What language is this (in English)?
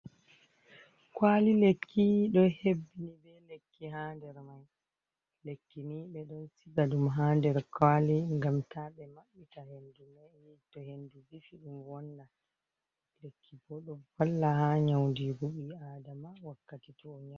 Fula